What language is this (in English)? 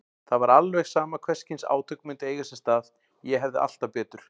Icelandic